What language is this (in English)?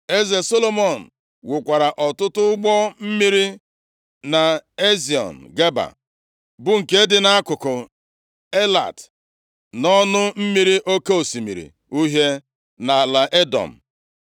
Igbo